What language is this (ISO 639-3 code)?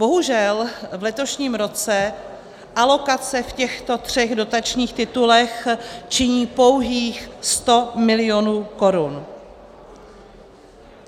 ces